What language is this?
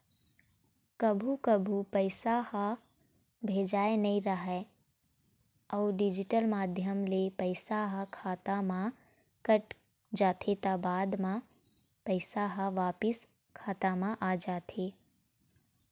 Chhattisgarhi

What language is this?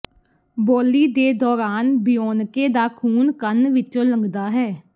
Punjabi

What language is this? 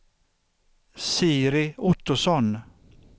Swedish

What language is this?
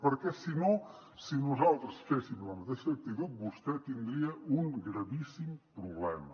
Catalan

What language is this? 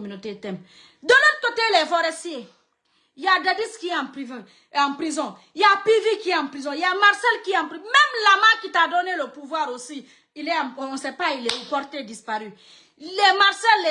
French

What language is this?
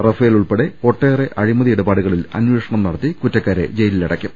Malayalam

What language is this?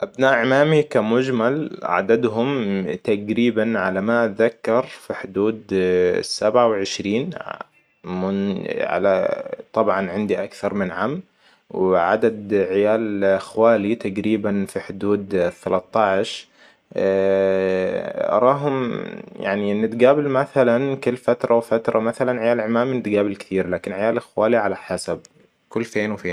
Hijazi Arabic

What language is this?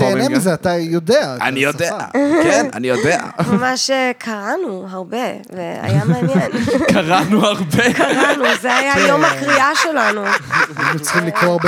Hebrew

